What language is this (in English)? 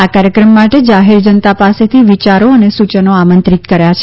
Gujarati